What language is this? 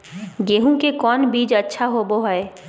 Magahi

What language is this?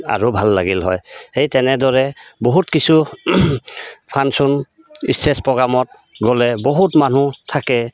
Assamese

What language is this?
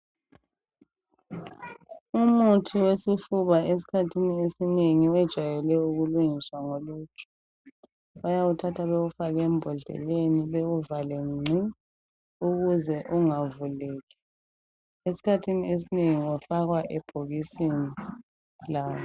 North Ndebele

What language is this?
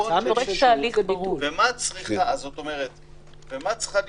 Hebrew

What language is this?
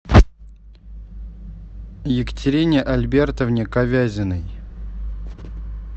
Russian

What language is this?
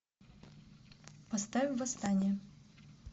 Russian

